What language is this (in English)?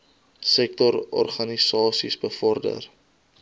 Afrikaans